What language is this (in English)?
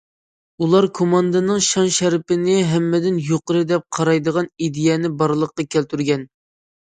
Uyghur